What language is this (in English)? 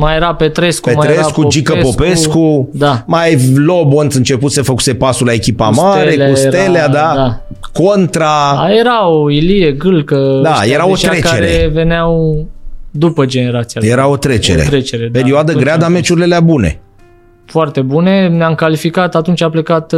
Romanian